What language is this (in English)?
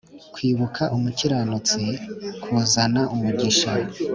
Kinyarwanda